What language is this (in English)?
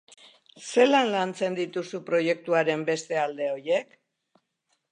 Basque